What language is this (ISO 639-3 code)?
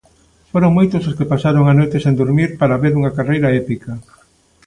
glg